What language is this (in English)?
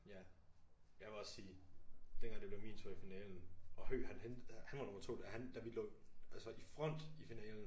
Danish